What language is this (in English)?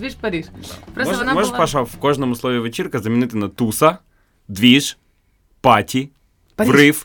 Ukrainian